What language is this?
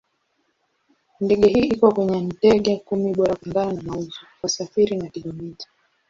Swahili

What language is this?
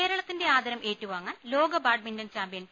Malayalam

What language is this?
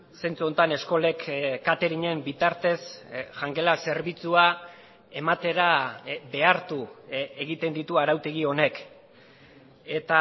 Basque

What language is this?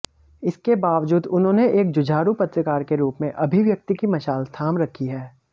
Hindi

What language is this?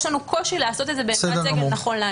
Hebrew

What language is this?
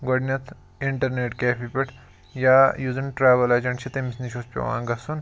Kashmiri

